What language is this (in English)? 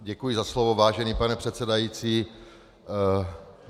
Czech